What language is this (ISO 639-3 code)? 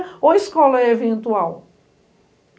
por